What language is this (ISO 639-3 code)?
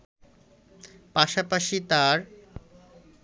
ben